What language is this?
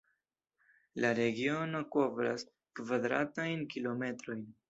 Esperanto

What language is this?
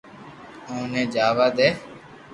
Loarki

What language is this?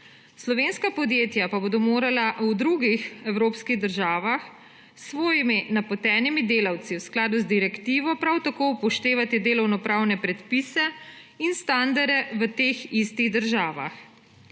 Slovenian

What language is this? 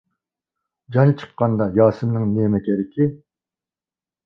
Uyghur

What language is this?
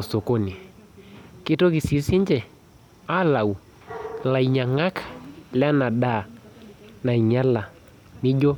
Masai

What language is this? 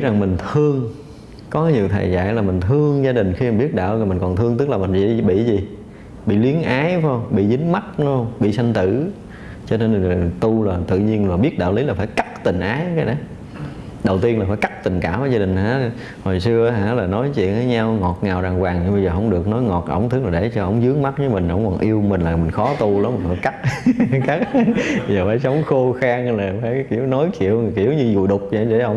Vietnamese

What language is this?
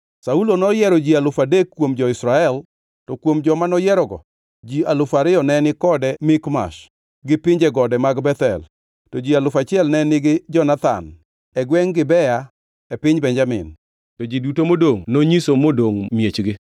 Luo (Kenya and Tanzania)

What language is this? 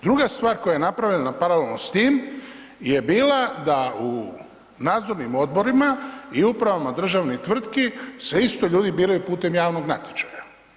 Croatian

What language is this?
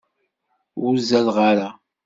Kabyle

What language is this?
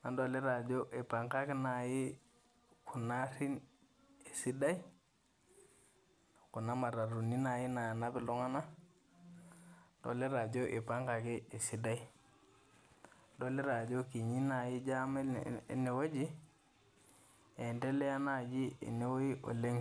Masai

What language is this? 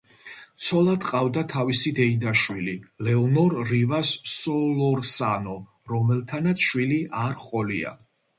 Georgian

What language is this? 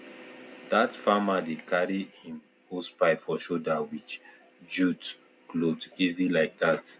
Nigerian Pidgin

